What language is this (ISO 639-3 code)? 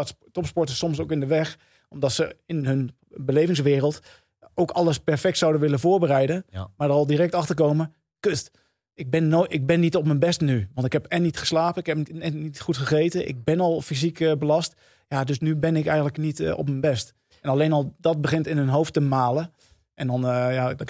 nld